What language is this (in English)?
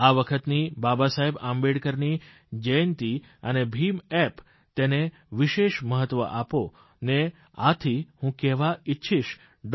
Gujarati